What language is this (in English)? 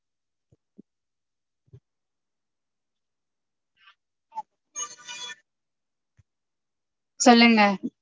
Tamil